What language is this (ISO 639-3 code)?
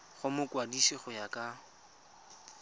tsn